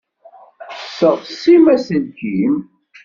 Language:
Kabyle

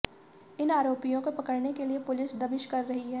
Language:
Hindi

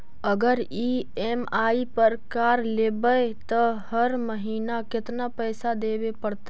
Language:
Magahi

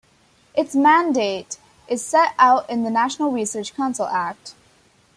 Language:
English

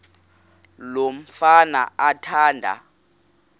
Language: Xhosa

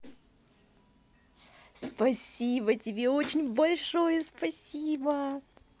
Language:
Russian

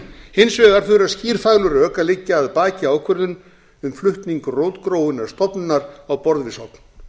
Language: Icelandic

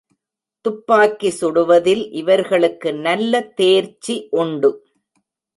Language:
Tamil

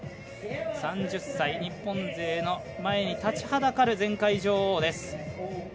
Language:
Japanese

